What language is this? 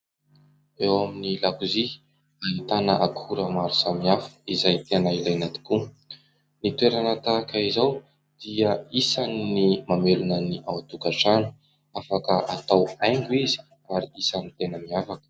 Malagasy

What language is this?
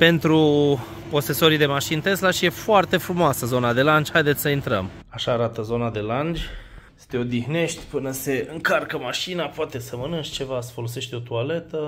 Romanian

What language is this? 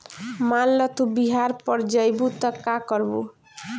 Bhojpuri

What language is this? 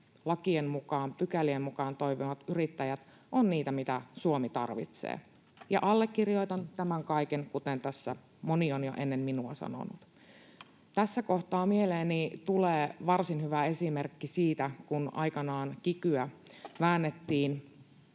Finnish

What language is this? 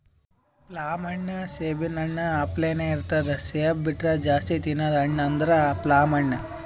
Kannada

